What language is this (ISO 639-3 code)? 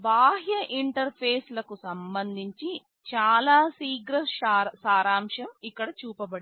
tel